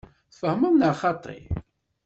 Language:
Kabyle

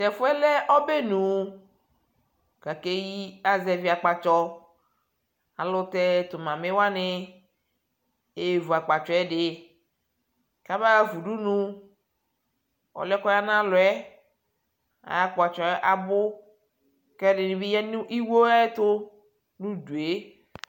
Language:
Ikposo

